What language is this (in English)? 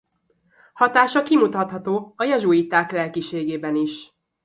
Hungarian